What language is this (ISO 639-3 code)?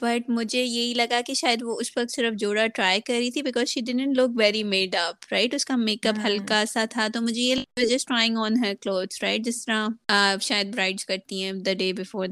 urd